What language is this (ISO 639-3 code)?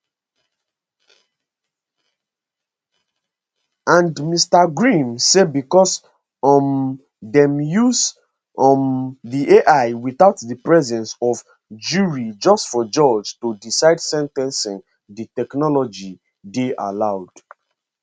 pcm